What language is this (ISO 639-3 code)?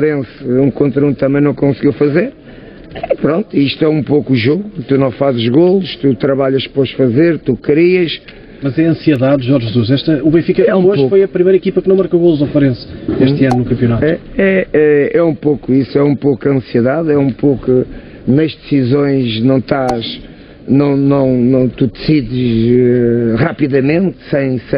por